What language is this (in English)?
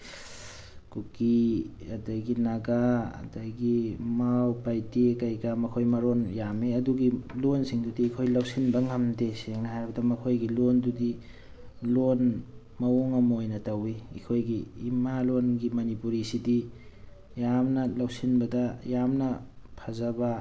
Manipuri